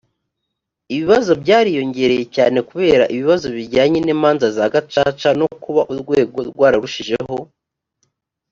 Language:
Kinyarwanda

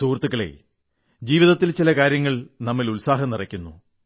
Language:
Malayalam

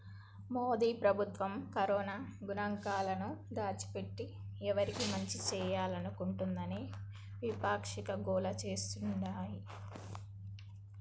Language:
Telugu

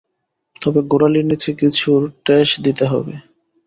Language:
Bangla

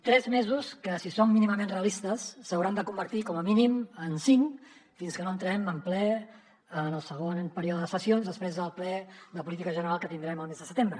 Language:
Catalan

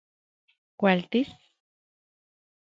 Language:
Central Puebla Nahuatl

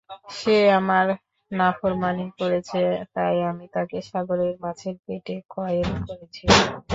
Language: Bangla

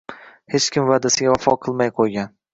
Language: Uzbek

